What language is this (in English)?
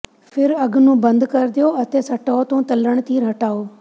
Punjabi